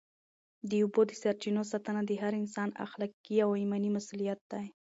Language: Pashto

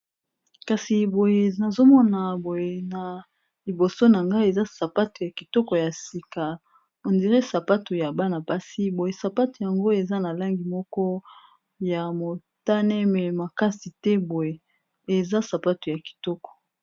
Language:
Lingala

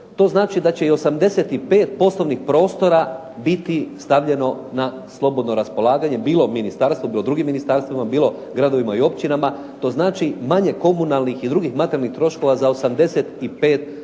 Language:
Croatian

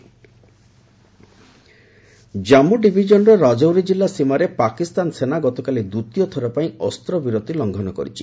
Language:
Odia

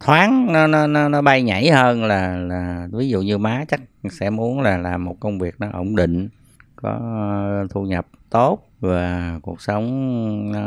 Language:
Vietnamese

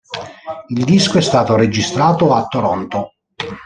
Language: Italian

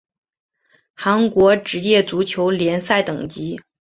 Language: Chinese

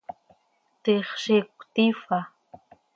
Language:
Seri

